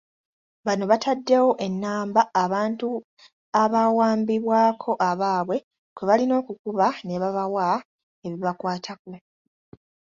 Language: Ganda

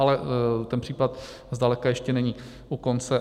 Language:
Czech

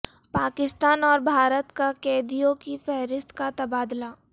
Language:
Urdu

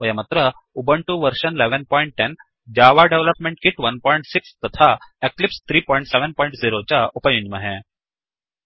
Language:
Sanskrit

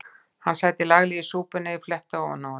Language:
Icelandic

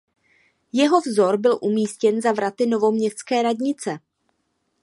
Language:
Czech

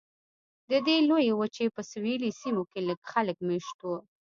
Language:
Pashto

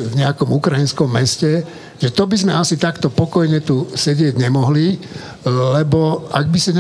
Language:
Slovak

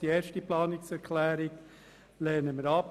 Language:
Swiss German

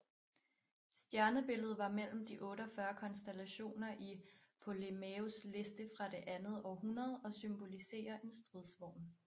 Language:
Danish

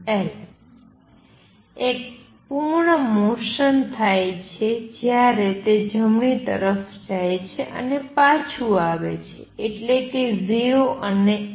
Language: Gujarati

